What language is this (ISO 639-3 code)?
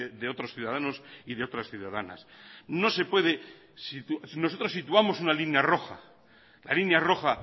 spa